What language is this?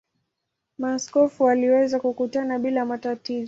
Swahili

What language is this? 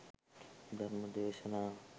Sinhala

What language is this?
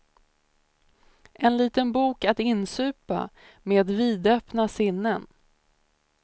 Swedish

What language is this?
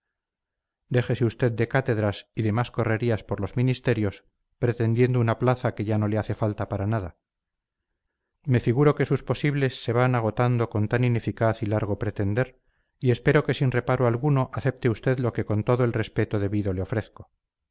Spanish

